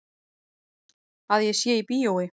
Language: Icelandic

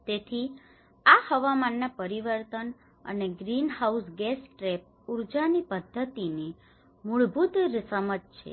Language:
Gujarati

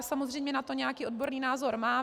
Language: Czech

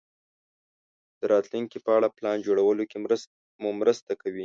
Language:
Pashto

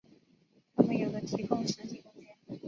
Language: Chinese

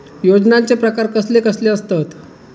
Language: Marathi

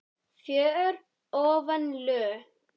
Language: Icelandic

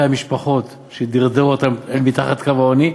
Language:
Hebrew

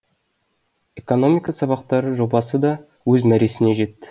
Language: Kazakh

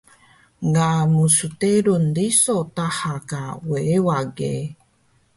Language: Taroko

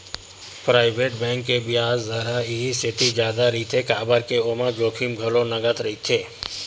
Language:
Chhattisgarhi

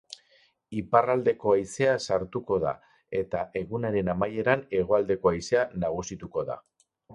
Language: Basque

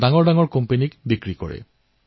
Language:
Assamese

